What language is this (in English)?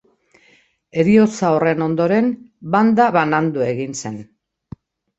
Basque